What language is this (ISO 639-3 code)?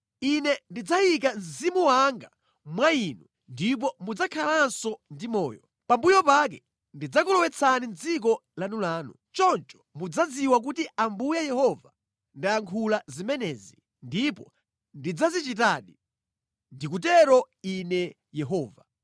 nya